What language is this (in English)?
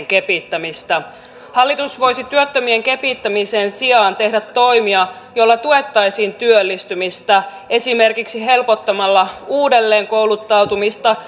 Finnish